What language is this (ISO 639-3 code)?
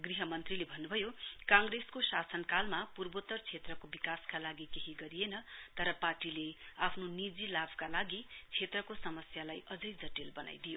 nep